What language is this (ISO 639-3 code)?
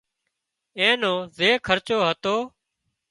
kxp